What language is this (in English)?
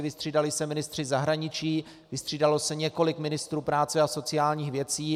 Czech